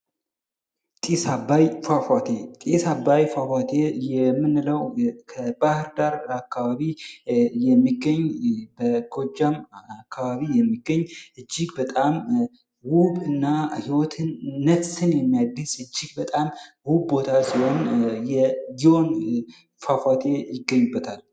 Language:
Amharic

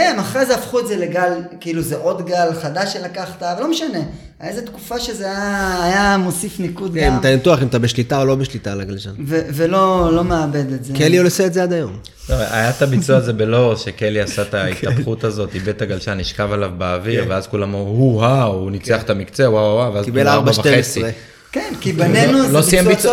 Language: Hebrew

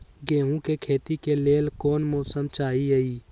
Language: Magahi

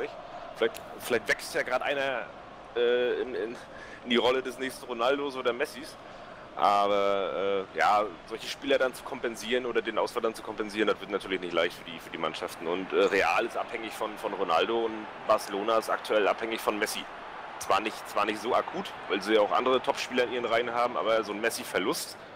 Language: German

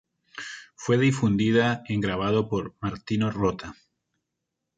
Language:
Spanish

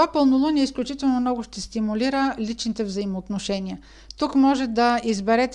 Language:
Bulgarian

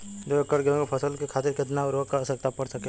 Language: Bhojpuri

